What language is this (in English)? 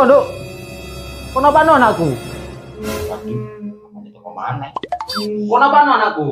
Indonesian